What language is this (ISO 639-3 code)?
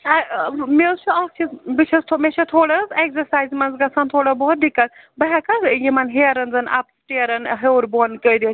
kas